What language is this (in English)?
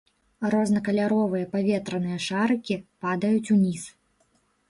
Belarusian